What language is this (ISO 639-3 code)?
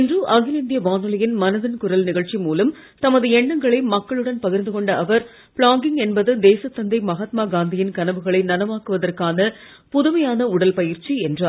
tam